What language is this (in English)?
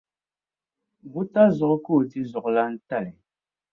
Dagbani